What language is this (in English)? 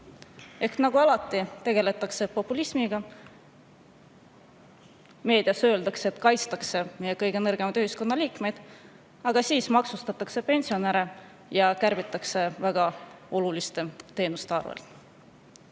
Estonian